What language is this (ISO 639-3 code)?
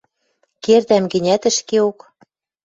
mrj